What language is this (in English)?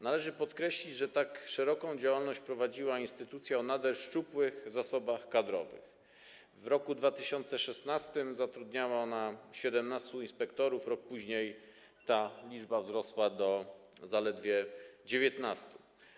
Polish